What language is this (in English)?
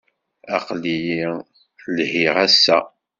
Kabyle